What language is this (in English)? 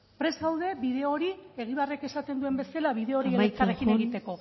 Basque